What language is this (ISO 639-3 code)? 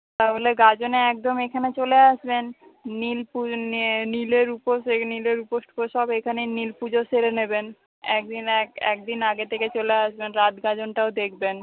ben